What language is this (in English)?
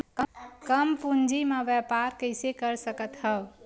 Chhattisgarhi